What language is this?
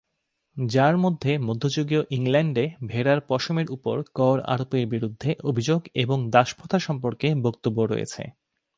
Bangla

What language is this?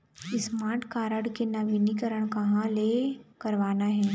Chhattisgarhi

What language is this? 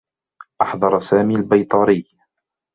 Arabic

